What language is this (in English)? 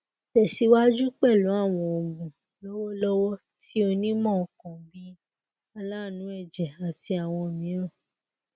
Yoruba